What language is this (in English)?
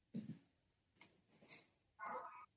Odia